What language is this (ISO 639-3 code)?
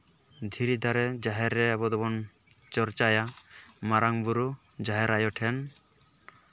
sat